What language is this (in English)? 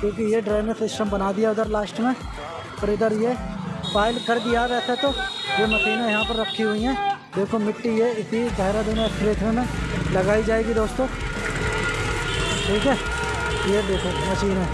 Hindi